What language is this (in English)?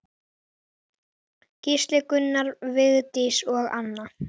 Icelandic